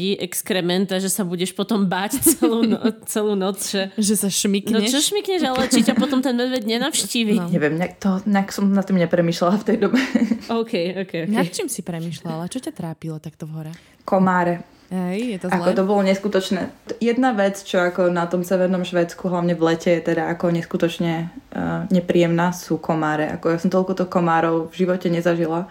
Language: Slovak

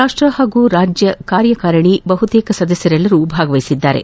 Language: Kannada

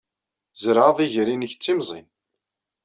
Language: Kabyle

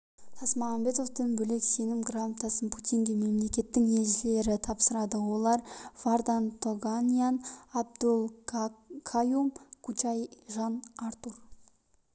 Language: Kazakh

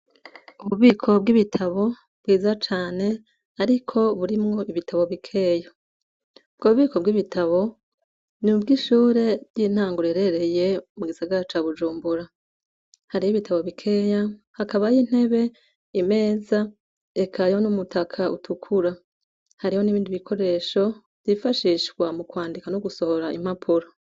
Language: Rundi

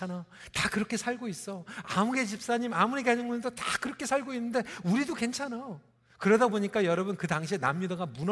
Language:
Korean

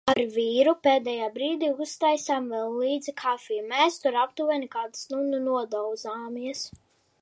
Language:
Latvian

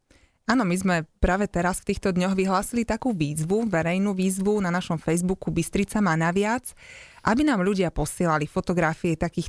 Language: Slovak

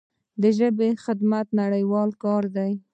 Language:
Pashto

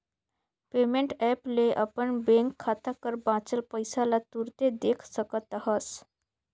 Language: Chhattisgarhi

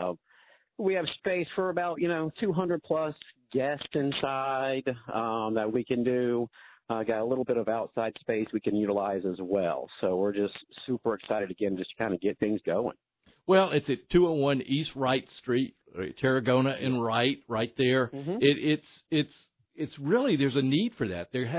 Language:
English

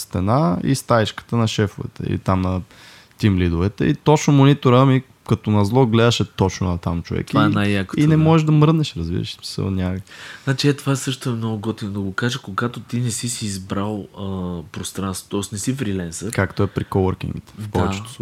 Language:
Bulgarian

